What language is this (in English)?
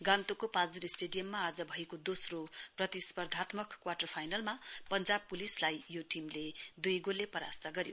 Nepali